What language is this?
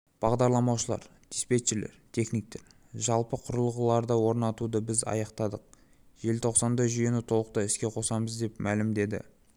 Kazakh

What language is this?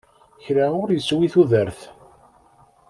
Kabyle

